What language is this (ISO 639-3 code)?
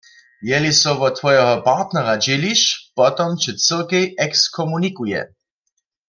hsb